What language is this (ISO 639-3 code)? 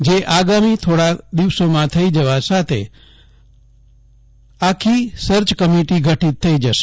guj